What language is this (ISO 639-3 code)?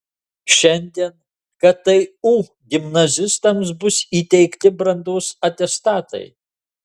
lit